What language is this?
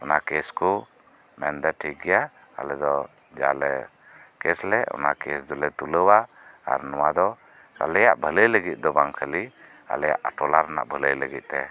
Santali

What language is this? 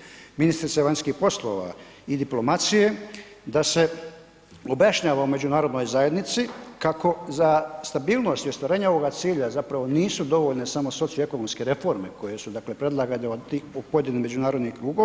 Croatian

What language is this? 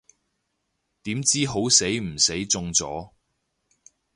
Cantonese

